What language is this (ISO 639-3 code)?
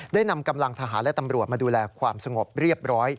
tha